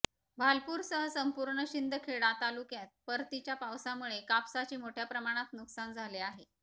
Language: Marathi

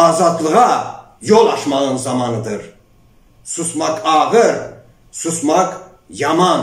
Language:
Turkish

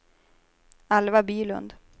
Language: Swedish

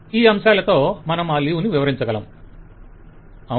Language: Telugu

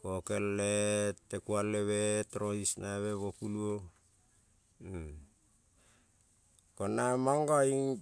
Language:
Kol (Papua New Guinea)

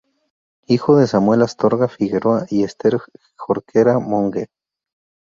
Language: Spanish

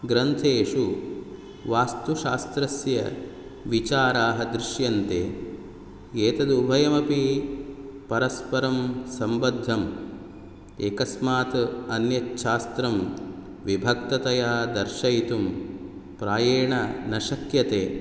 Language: Sanskrit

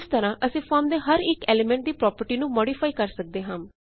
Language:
Punjabi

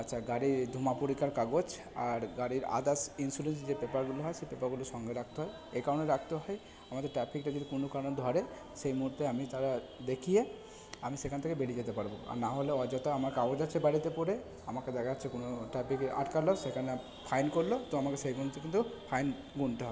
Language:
Bangla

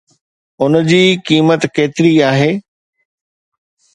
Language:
Sindhi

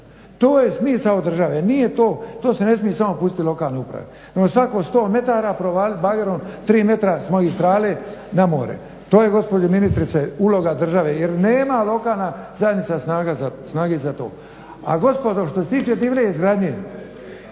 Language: Croatian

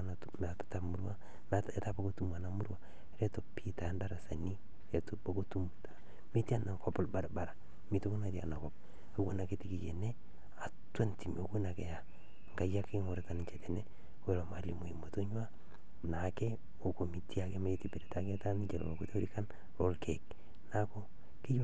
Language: Masai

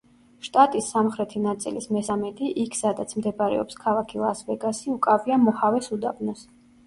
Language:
Georgian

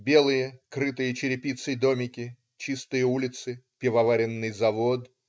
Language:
Russian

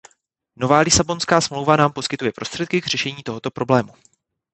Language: Czech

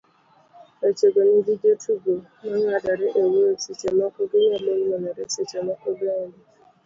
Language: Luo (Kenya and Tanzania)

